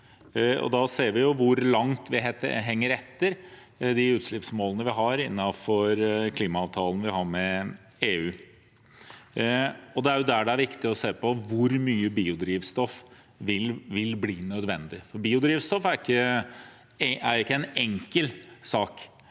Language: Norwegian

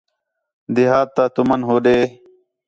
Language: Khetrani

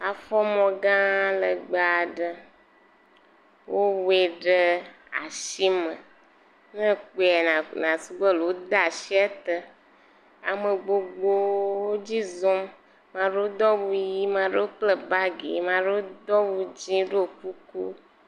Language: Ewe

